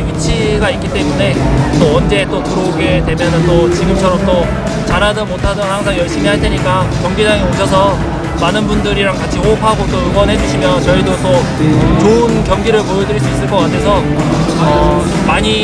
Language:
Korean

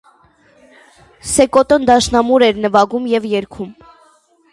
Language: Armenian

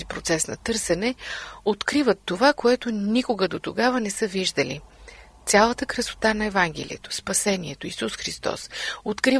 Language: Bulgarian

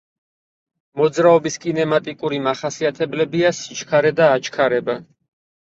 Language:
Georgian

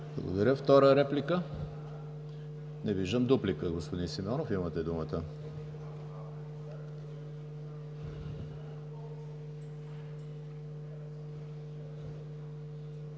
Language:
Bulgarian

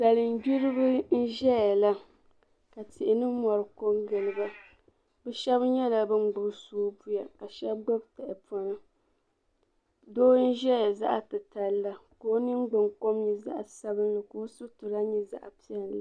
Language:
Dagbani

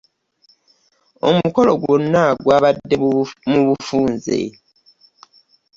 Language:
Ganda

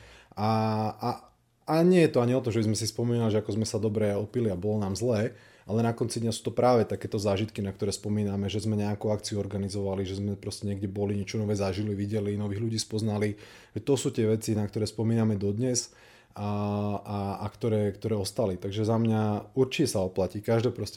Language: Slovak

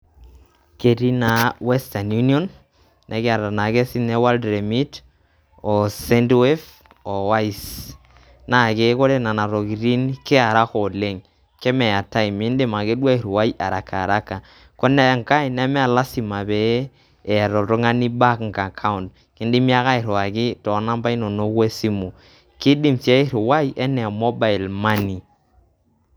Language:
Masai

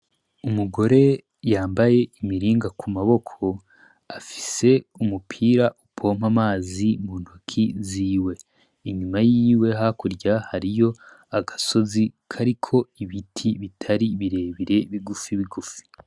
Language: Rundi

